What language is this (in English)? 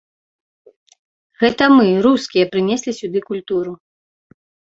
Belarusian